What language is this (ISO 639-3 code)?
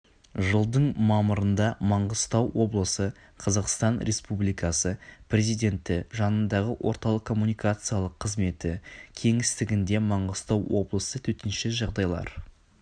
kaz